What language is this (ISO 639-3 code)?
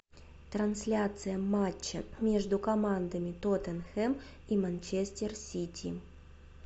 rus